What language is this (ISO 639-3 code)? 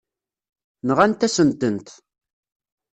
kab